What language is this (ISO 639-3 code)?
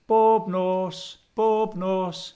cym